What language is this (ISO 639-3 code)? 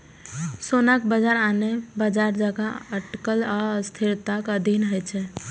mai